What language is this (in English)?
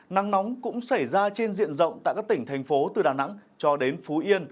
Vietnamese